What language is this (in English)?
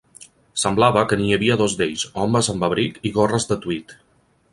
Catalan